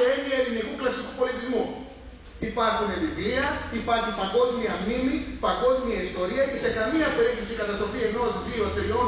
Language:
Greek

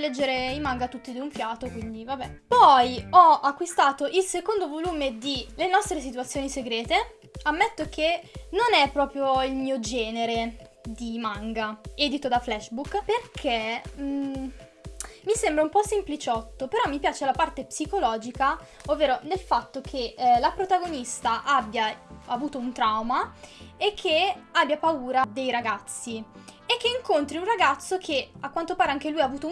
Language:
Italian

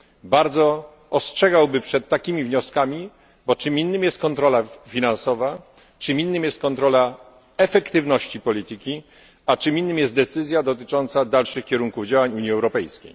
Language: Polish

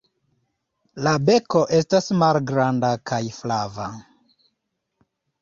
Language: Esperanto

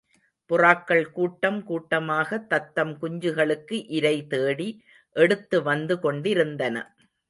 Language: Tamil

